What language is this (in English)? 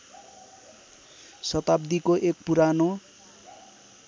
Nepali